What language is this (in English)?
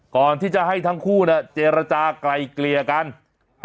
Thai